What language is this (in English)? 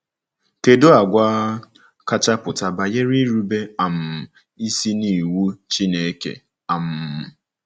Igbo